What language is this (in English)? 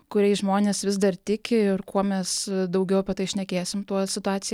Lithuanian